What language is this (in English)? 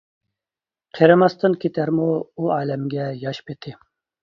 Uyghur